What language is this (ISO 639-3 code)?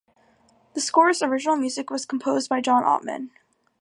eng